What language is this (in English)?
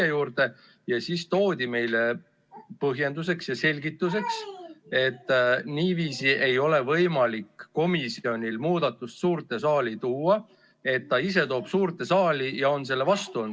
Estonian